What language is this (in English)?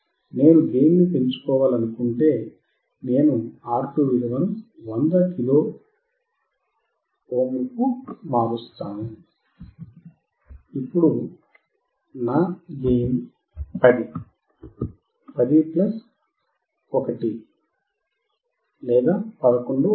Telugu